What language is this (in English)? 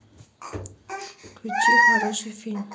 Russian